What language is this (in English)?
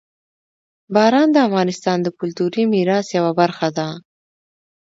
Pashto